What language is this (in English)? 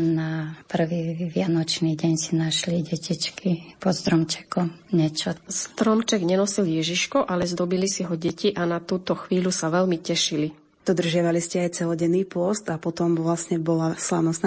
Slovak